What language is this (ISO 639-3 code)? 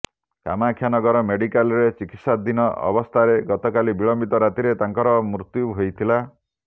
ori